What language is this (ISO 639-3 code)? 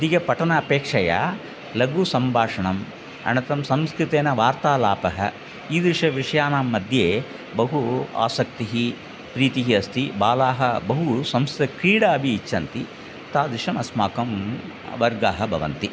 san